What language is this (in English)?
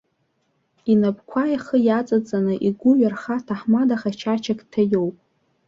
Abkhazian